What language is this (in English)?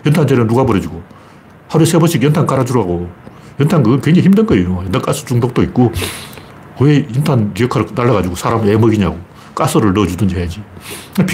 Korean